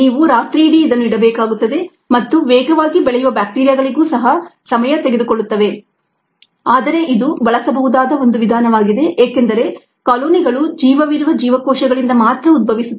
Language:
Kannada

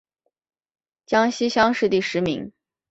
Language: Chinese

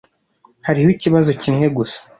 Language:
Kinyarwanda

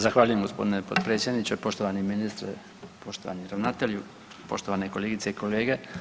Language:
Croatian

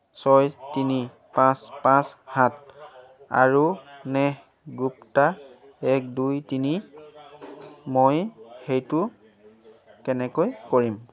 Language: Assamese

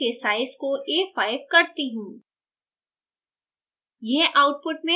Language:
Hindi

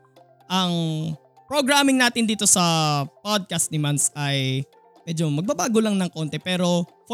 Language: Filipino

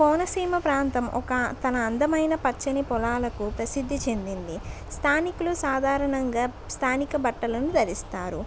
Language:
Telugu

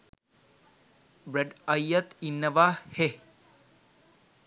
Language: Sinhala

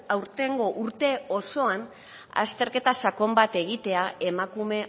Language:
Basque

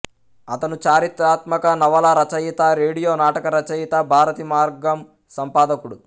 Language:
Telugu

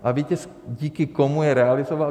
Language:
Czech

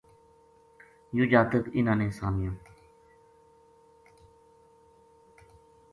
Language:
Gujari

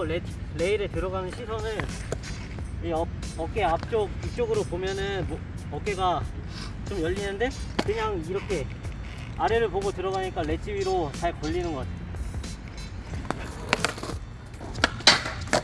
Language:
Korean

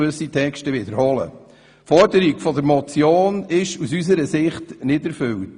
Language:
Swiss German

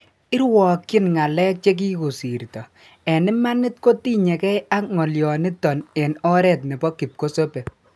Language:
Kalenjin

